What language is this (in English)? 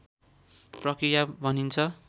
Nepali